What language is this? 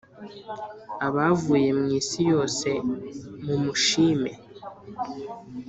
Kinyarwanda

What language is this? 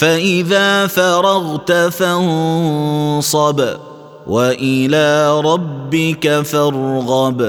Arabic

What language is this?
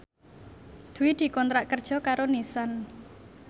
Javanese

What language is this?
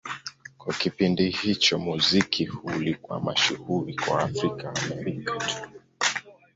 Swahili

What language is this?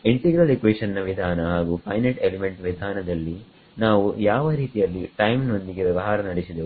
Kannada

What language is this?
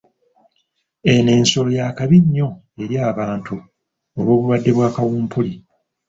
Ganda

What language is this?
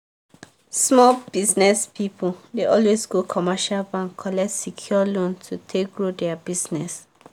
Nigerian Pidgin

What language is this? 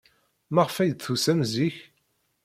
Kabyle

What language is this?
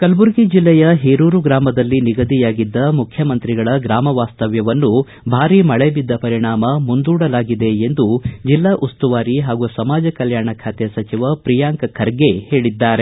Kannada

